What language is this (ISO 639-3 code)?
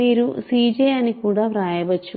tel